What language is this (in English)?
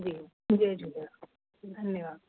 Sindhi